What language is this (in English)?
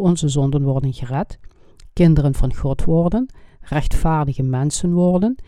Dutch